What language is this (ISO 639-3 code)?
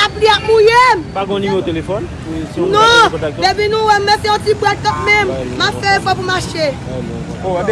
fra